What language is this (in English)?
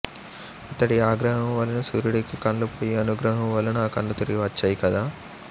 Telugu